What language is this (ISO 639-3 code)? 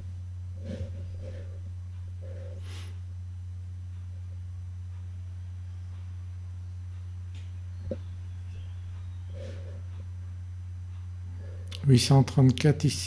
fra